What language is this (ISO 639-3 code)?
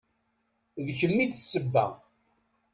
kab